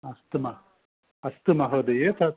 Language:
Sanskrit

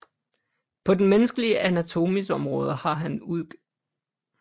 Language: Danish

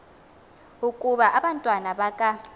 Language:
Xhosa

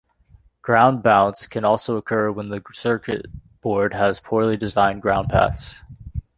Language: English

